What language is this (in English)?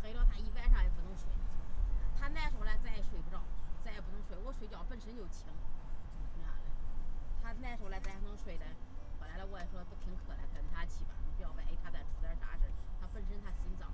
Chinese